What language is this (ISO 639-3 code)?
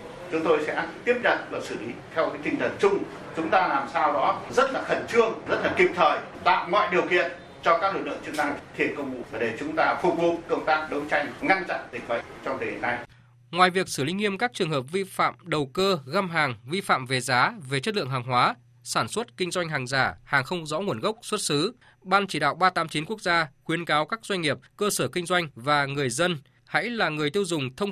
vie